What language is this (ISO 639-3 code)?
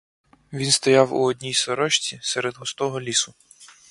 ukr